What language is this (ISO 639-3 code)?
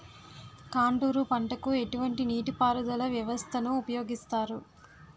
tel